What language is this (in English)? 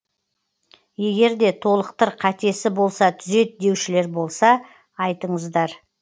Kazakh